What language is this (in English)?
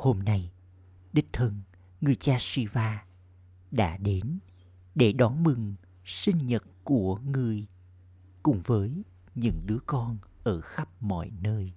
Vietnamese